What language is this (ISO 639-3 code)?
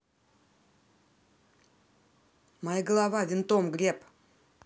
rus